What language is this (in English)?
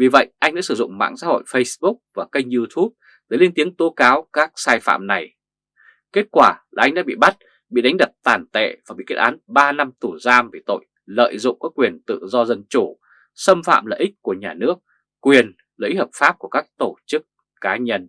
Vietnamese